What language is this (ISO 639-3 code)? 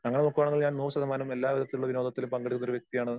mal